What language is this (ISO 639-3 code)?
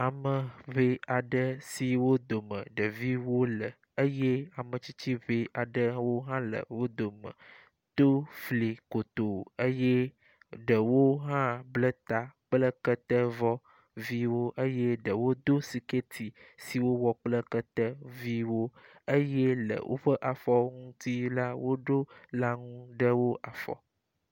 ewe